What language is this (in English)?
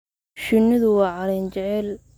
Somali